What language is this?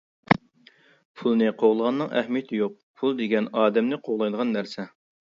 Uyghur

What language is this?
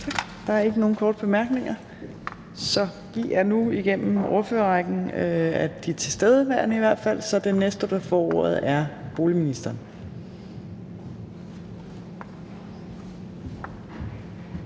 Danish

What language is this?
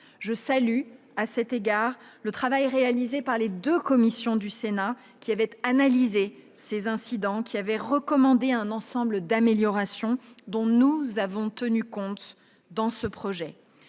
French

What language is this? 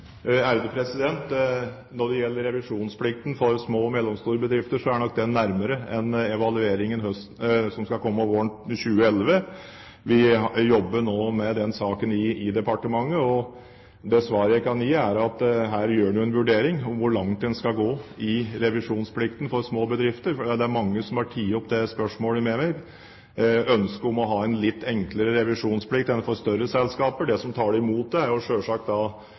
Norwegian Bokmål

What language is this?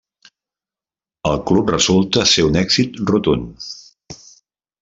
Catalan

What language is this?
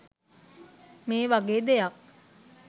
Sinhala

